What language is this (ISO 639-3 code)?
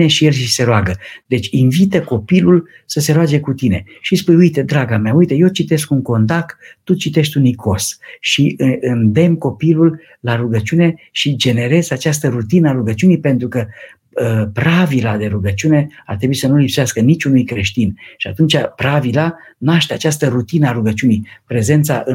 ron